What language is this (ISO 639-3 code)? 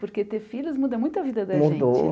por